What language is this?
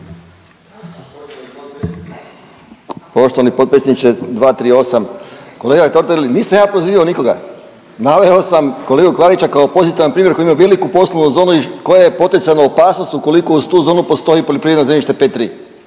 Croatian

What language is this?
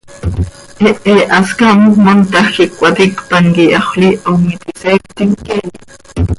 Seri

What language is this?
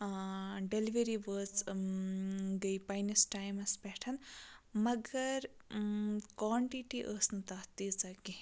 Kashmiri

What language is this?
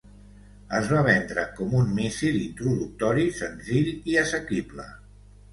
Catalan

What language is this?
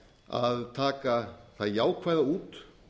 Icelandic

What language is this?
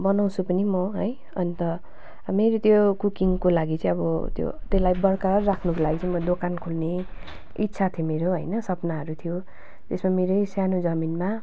Nepali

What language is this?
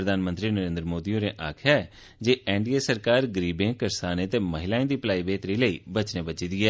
Dogri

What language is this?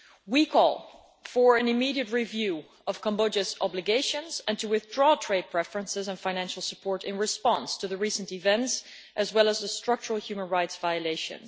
English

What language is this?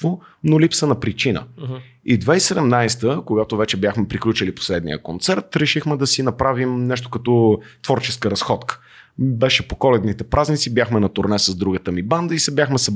Bulgarian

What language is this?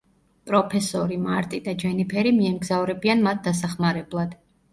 Georgian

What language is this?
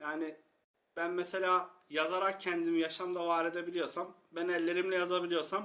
Turkish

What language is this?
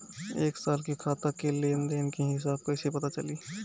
Bhojpuri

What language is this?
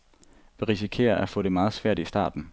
Danish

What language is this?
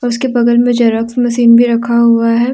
Hindi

